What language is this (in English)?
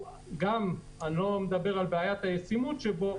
Hebrew